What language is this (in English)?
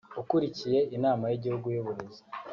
Kinyarwanda